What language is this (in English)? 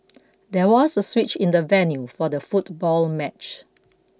English